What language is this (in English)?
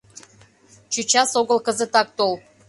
Mari